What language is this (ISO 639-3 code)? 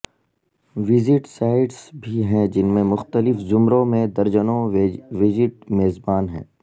urd